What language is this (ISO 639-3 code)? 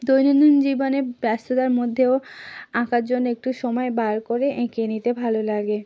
ben